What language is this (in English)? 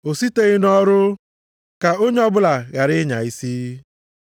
Igbo